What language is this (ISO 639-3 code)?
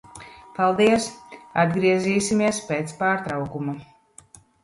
lav